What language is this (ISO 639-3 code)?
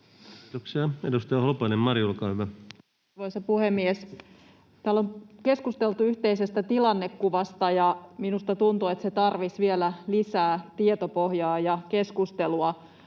fin